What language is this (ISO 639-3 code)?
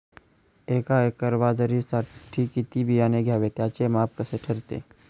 mar